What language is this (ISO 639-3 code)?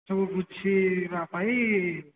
ori